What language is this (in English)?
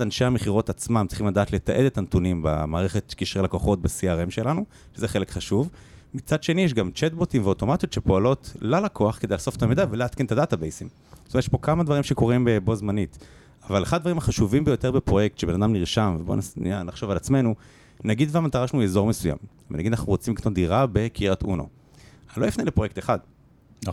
Hebrew